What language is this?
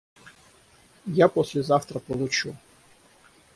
Russian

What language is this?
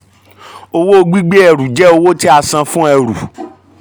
Yoruba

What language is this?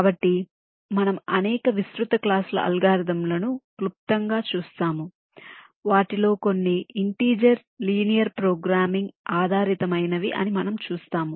Telugu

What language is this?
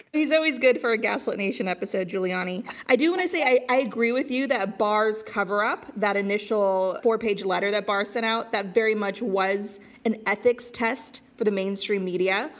English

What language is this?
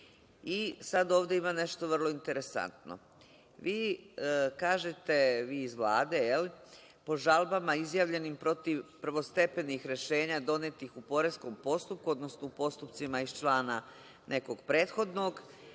Serbian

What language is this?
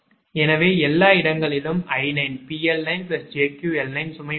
Tamil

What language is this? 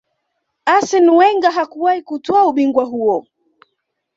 Swahili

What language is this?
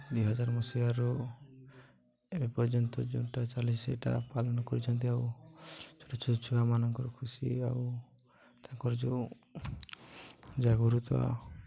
Odia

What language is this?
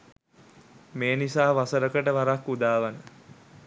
Sinhala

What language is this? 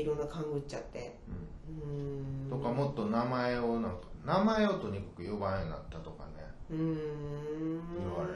Japanese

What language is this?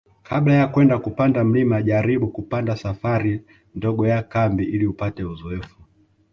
Swahili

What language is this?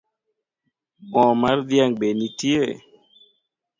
Luo (Kenya and Tanzania)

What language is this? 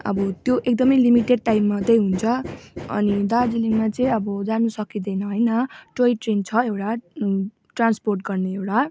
Nepali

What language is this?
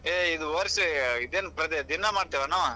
Kannada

